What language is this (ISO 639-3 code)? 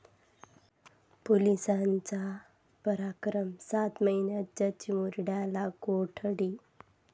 mar